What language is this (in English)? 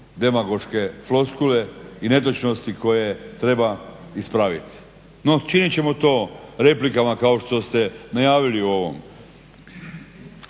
Croatian